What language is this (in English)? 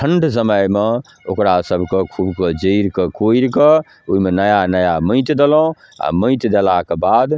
Maithili